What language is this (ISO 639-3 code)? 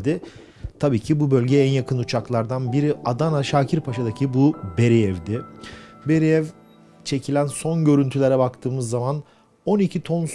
tur